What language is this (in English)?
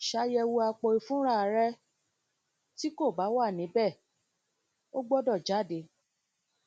Yoruba